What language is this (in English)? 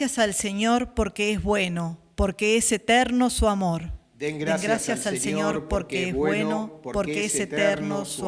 Spanish